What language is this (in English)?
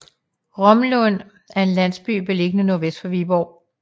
Danish